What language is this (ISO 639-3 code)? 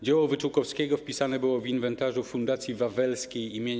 pol